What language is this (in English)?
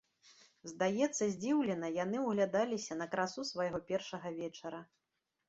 Belarusian